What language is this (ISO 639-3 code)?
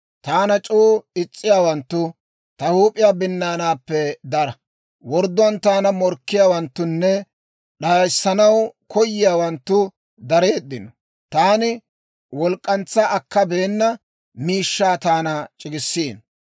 dwr